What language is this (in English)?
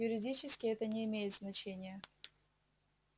Russian